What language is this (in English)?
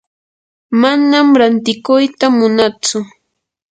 Yanahuanca Pasco Quechua